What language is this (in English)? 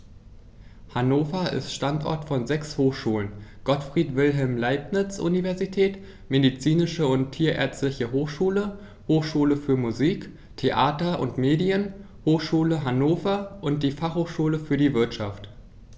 German